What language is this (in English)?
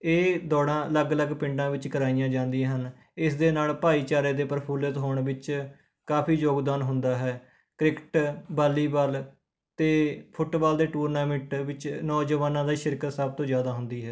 Punjabi